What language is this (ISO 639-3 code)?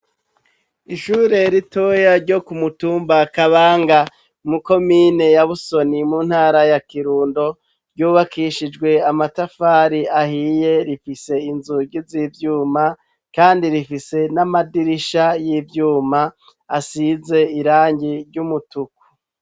run